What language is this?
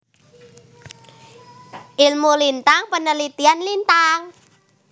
Javanese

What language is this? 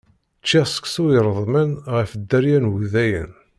Kabyle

